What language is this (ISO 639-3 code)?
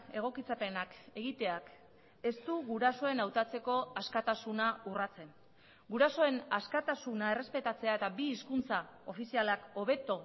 eus